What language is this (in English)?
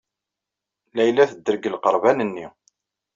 Kabyle